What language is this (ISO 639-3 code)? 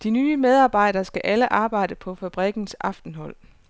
dan